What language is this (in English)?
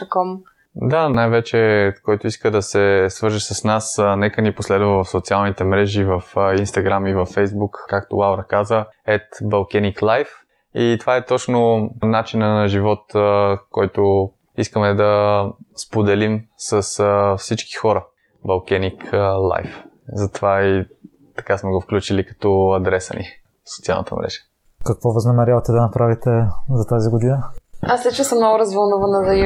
Bulgarian